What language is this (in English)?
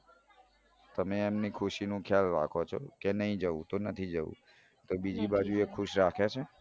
Gujarati